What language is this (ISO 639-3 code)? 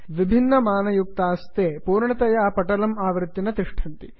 san